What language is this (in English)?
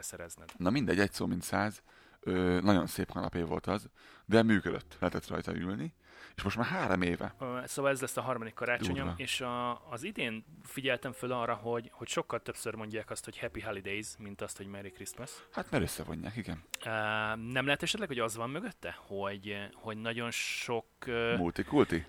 Hungarian